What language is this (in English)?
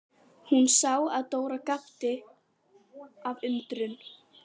Icelandic